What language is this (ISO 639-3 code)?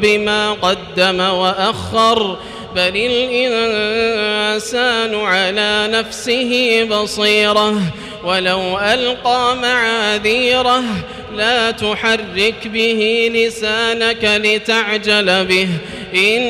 ara